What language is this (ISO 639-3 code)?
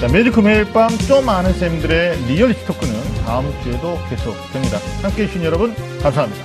kor